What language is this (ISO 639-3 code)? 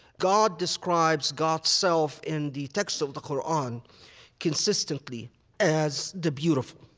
eng